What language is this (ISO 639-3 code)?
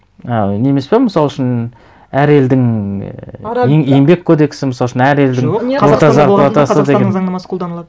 kaz